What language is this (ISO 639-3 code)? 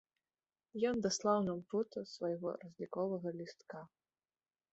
bel